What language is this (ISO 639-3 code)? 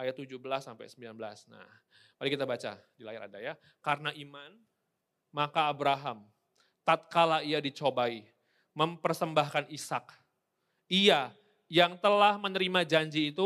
ind